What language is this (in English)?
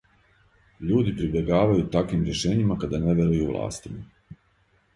Serbian